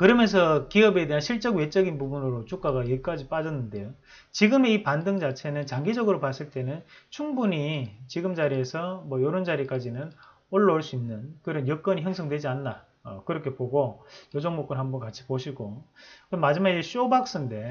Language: Korean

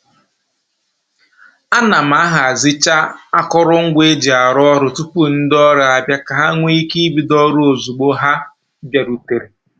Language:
Igbo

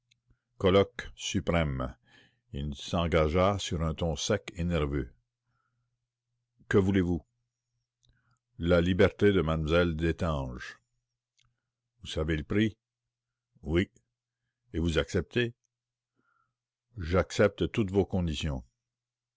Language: French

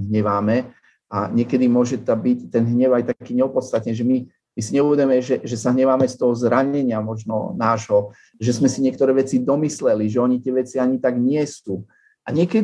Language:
Slovak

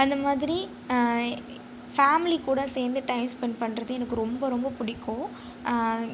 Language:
Tamil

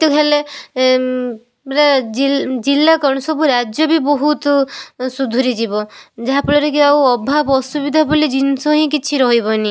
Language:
Odia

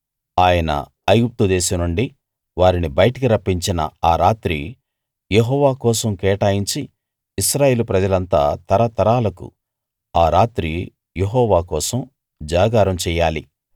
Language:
Telugu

